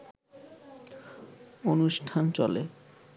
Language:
Bangla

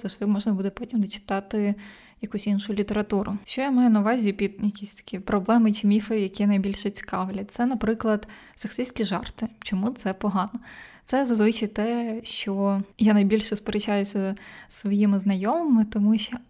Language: Ukrainian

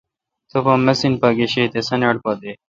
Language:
Kalkoti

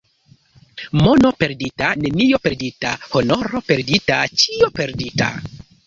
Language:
Esperanto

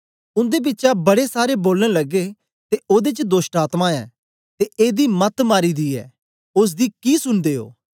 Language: Dogri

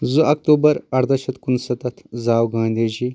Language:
Kashmiri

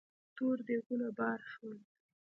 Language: Pashto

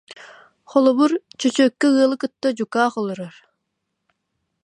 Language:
Yakut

